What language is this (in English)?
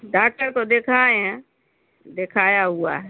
Urdu